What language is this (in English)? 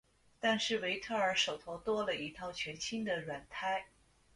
Chinese